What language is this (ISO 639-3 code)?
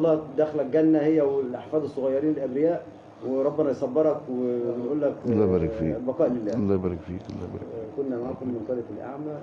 ara